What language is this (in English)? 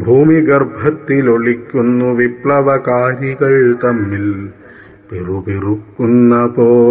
Malayalam